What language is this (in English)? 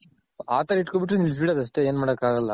Kannada